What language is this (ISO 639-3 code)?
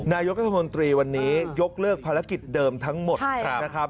tha